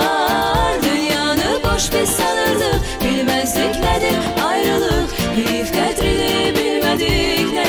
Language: Bulgarian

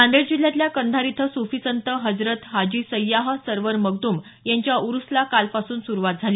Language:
Marathi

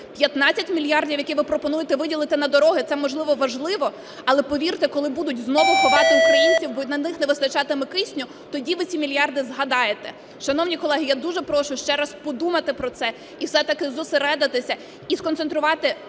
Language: Ukrainian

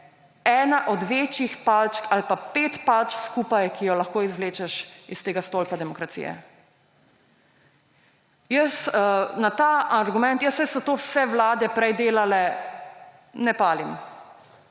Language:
Slovenian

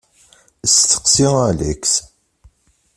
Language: Kabyle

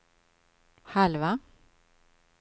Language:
Swedish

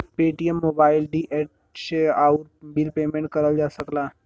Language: Bhojpuri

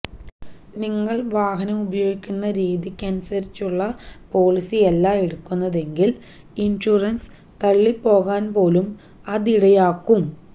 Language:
Malayalam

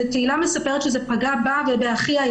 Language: Hebrew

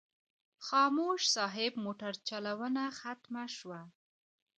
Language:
Pashto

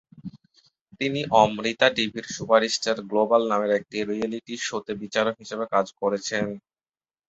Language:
Bangla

